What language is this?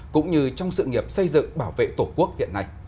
Vietnamese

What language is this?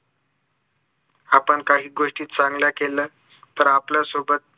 Marathi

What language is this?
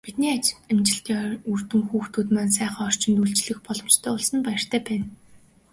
Mongolian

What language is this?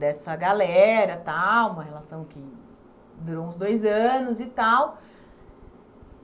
Portuguese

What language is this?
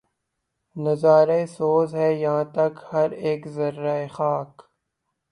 Urdu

